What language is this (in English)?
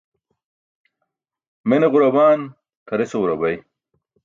Burushaski